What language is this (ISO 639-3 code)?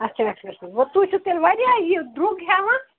kas